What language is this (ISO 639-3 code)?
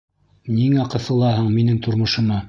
bak